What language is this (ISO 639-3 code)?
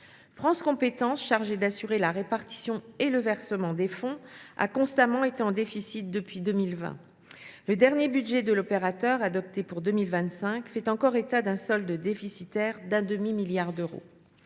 fra